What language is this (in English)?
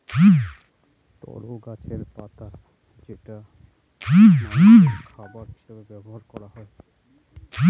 Bangla